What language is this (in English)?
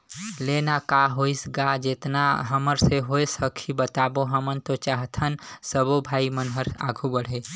Chhattisgarhi